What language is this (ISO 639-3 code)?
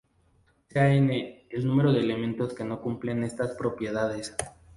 spa